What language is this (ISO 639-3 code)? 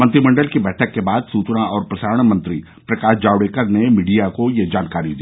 hin